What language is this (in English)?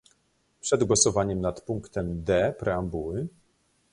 Polish